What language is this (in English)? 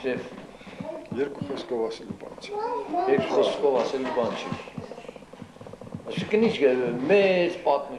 Turkish